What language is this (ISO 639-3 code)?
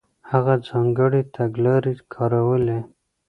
pus